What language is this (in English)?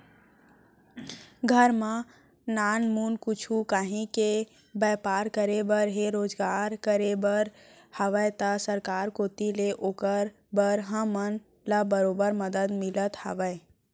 Chhattisgarhi